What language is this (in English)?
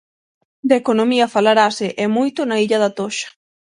Galician